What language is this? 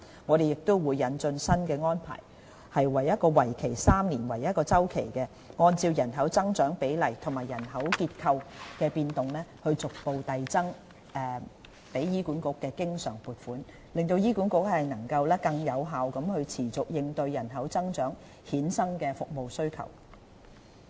Cantonese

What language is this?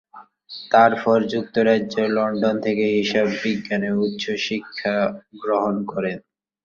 Bangla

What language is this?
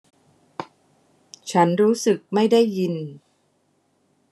Thai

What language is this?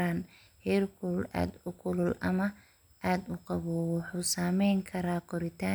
Somali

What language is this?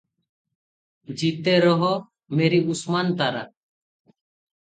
Odia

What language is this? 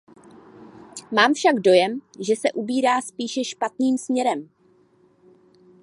Czech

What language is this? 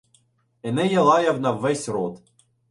Ukrainian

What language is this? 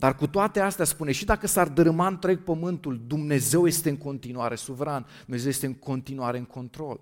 Romanian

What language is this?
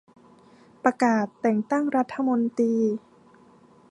Thai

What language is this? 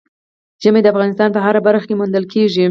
Pashto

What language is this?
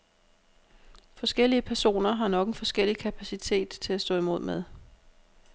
Danish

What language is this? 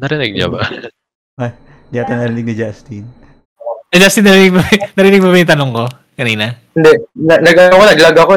Filipino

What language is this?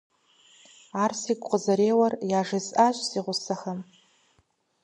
Kabardian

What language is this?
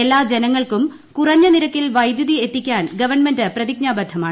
Malayalam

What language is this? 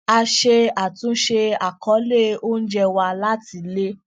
Yoruba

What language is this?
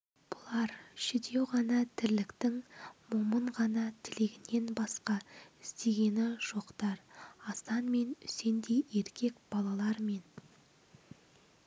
Kazakh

